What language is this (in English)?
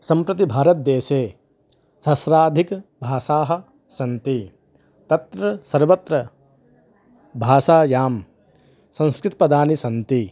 Sanskrit